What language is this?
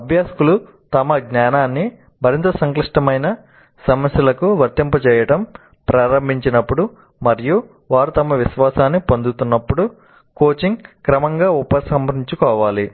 Telugu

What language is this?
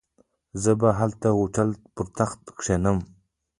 Pashto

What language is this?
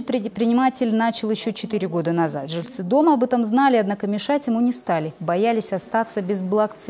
Russian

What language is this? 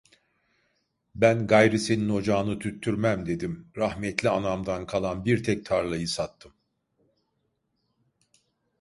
Turkish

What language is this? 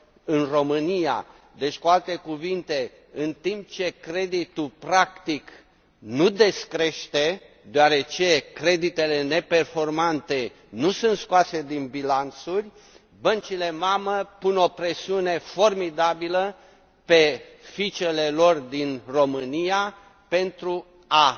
Romanian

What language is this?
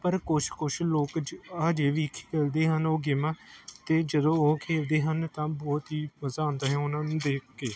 Punjabi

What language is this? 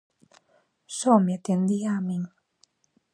Galician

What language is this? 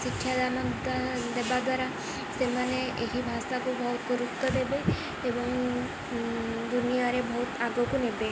Odia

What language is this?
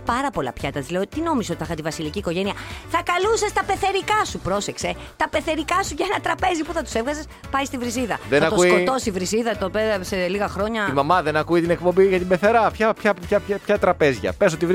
Greek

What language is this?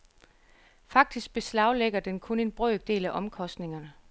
Danish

